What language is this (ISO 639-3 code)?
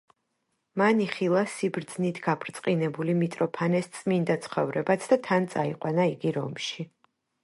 kat